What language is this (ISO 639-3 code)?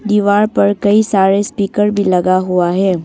hin